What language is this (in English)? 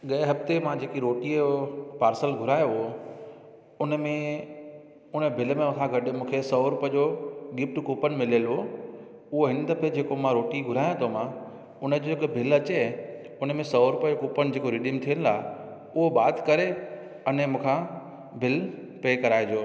Sindhi